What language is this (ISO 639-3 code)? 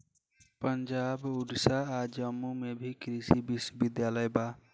bho